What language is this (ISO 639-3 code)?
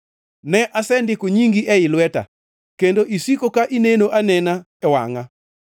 luo